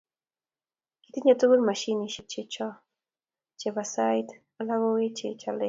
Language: Kalenjin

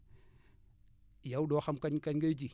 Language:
Wolof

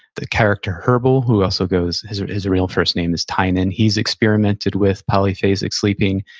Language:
English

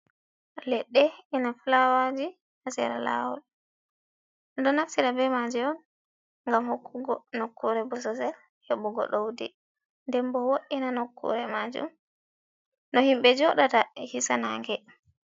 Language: Fula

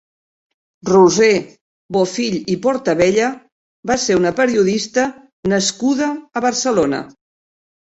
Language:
Catalan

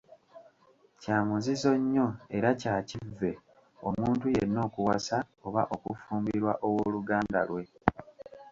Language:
Ganda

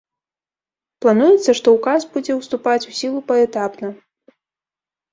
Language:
Belarusian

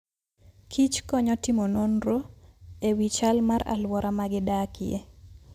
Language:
Luo (Kenya and Tanzania)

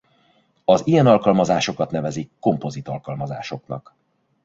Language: Hungarian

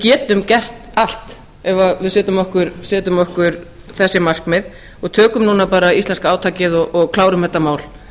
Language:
Icelandic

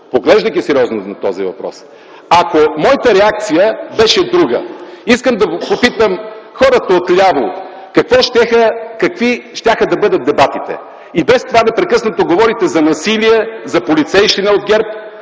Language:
Bulgarian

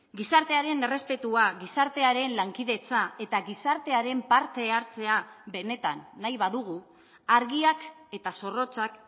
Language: Basque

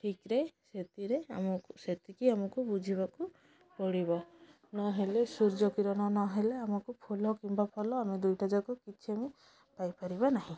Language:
Odia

